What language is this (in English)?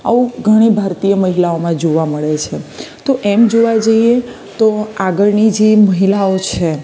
Gujarati